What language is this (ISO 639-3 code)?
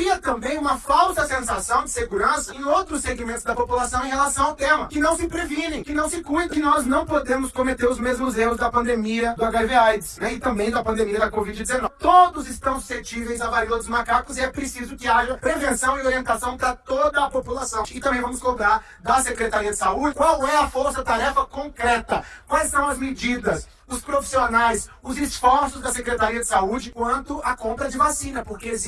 por